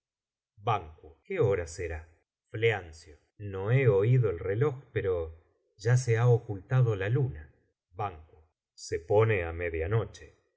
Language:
Spanish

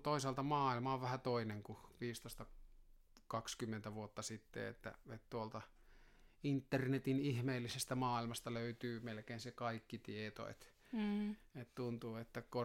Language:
Finnish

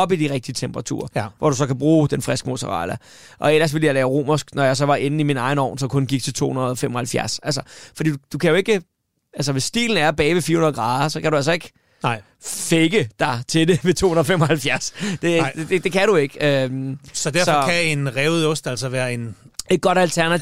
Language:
Danish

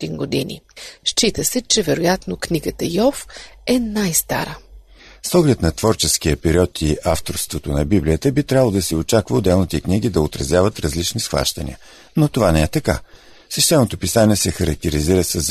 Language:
Bulgarian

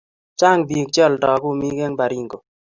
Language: Kalenjin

